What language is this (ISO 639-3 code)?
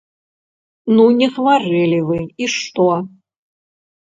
bel